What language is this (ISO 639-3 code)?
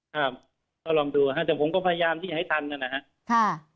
tha